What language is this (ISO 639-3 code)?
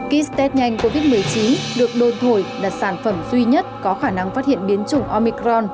vie